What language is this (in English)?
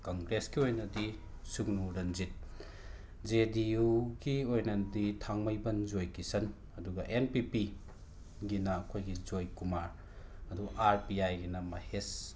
Manipuri